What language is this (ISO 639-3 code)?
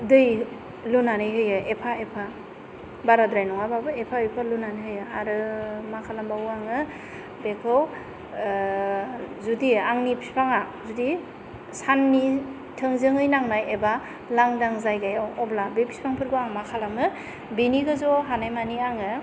brx